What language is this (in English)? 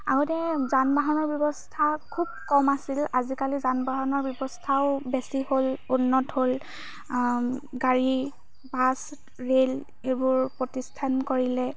Assamese